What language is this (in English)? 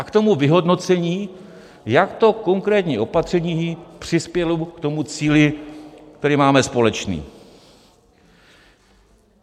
Czech